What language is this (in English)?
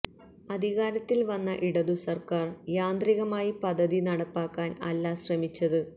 Malayalam